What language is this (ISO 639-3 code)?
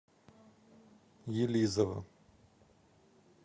rus